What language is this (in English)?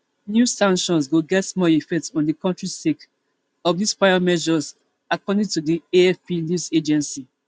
Nigerian Pidgin